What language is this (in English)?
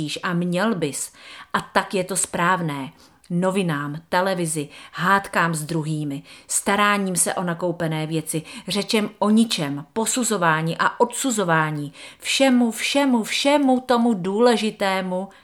Czech